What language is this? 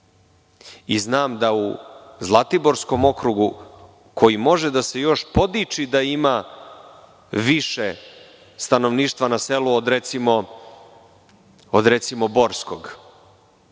Serbian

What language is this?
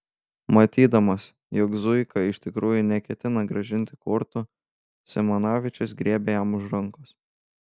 Lithuanian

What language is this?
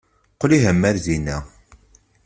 Kabyle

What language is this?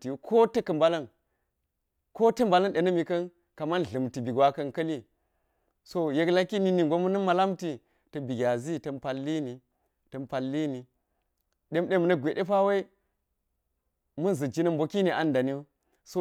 Geji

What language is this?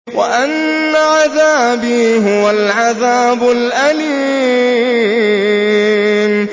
Arabic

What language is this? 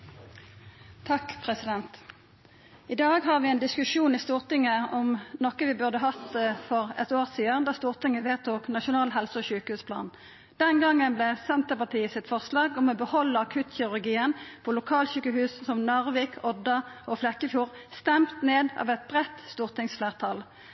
Norwegian Nynorsk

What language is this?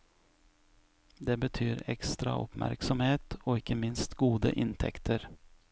Norwegian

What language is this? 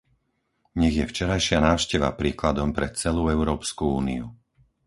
Slovak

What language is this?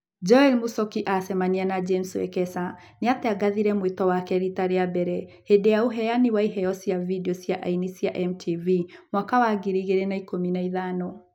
Kikuyu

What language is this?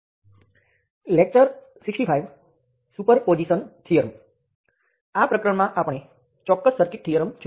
Gujarati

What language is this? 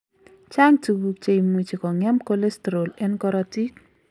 Kalenjin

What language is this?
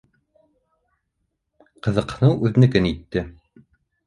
Bashkir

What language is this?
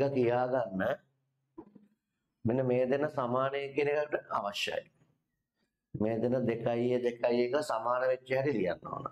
Indonesian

